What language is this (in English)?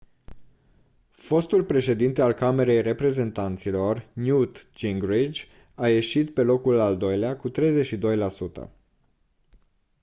Romanian